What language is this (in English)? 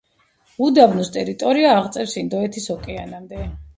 Georgian